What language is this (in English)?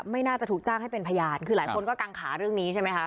Thai